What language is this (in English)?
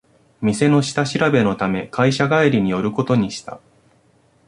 Japanese